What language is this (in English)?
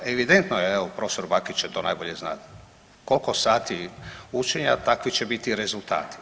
Croatian